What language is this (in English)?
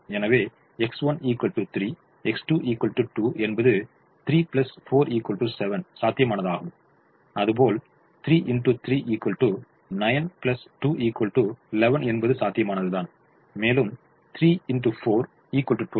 Tamil